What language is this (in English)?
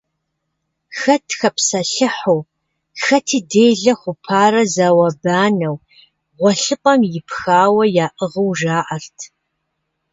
Kabardian